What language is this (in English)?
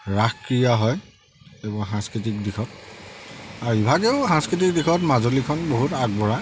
Assamese